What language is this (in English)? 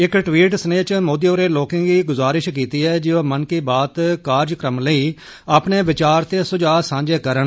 Dogri